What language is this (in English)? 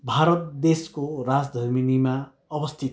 Nepali